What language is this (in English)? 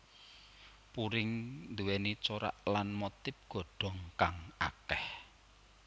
Javanese